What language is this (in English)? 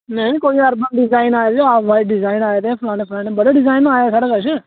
Dogri